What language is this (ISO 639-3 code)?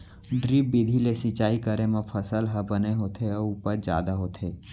hne